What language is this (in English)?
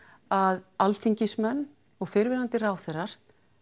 Icelandic